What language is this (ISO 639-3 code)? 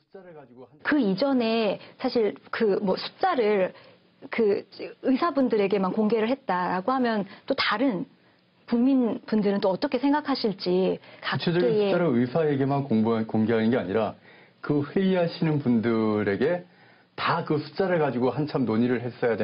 kor